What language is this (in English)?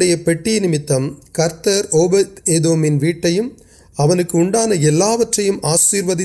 Urdu